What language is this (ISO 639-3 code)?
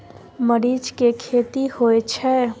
mai